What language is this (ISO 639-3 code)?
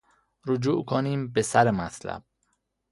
fas